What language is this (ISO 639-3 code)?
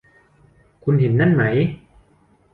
tha